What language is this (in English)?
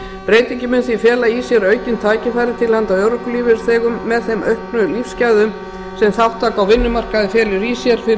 Icelandic